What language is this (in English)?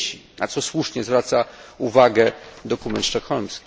Polish